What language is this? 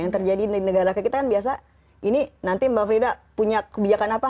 Indonesian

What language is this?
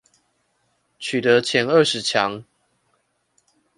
Chinese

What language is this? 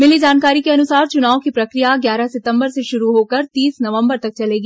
Hindi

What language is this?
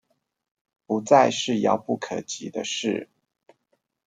Chinese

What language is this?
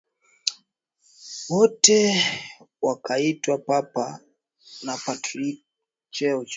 Swahili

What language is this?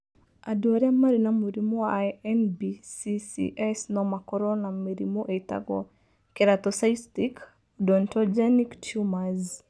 Kikuyu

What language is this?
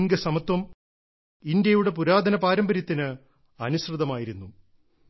Malayalam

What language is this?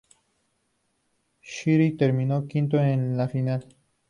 Spanish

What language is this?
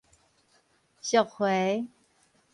Min Nan Chinese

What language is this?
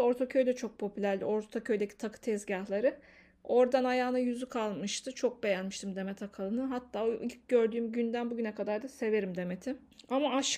Turkish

